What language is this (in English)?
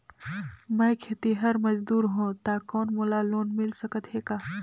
Chhattisgarhi